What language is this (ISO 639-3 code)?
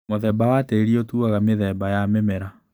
kik